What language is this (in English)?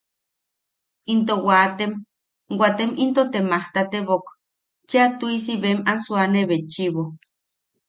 Yaqui